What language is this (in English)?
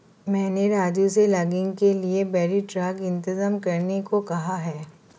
Hindi